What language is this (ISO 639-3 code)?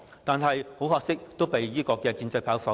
yue